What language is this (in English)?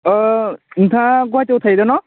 Bodo